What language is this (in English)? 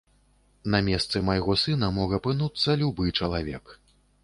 Belarusian